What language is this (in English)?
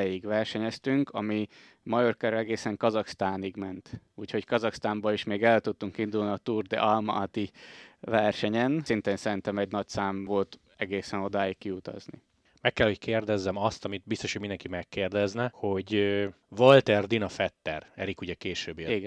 Hungarian